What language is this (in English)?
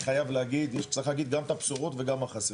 Hebrew